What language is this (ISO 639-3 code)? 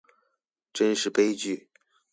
zho